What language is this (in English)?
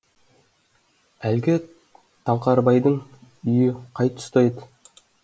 Kazakh